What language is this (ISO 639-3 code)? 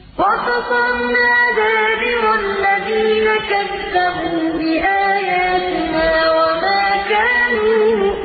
ara